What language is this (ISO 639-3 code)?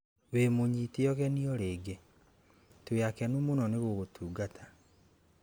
kik